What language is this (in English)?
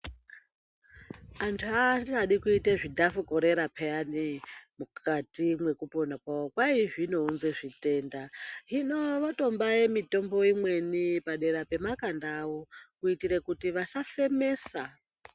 Ndau